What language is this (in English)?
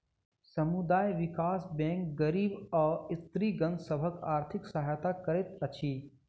Maithili